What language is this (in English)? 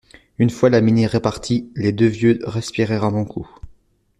French